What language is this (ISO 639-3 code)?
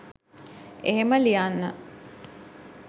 sin